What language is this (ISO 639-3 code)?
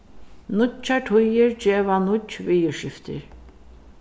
fao